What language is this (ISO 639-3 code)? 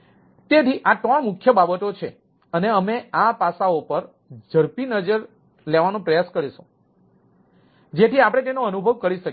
guj